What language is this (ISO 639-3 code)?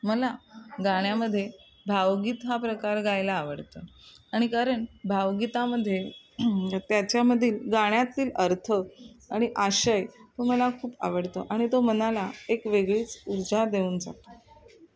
mar